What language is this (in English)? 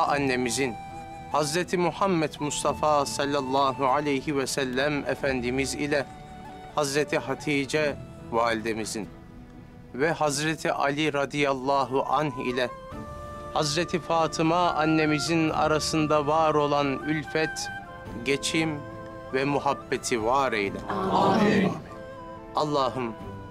Turkish